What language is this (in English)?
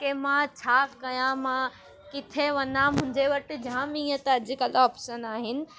Sindhi